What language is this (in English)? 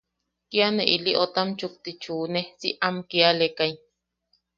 Yaqui